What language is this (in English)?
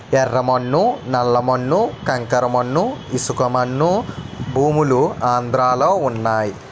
Telugu